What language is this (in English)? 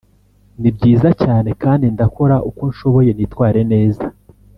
Kinyarwanda